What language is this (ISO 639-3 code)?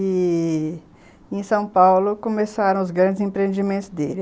por